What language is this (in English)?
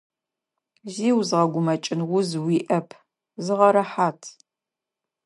Adyghe